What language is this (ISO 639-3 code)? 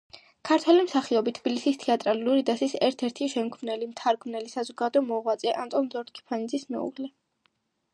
kat